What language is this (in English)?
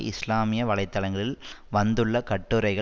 Tamil